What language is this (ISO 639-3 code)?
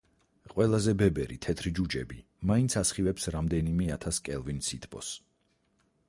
kat